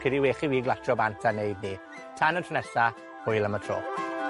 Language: Welsh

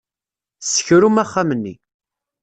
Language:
Kabyle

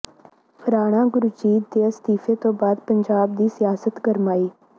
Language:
Punjabi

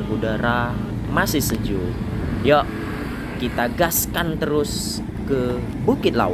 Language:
Indonesian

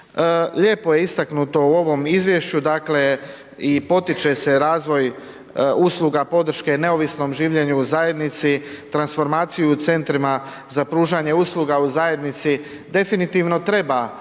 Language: Croatian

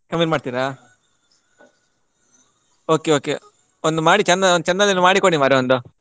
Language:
Kannada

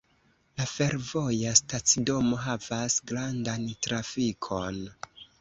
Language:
Esperanto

